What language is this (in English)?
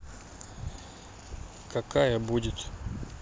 Russian